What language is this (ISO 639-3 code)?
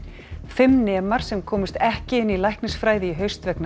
isl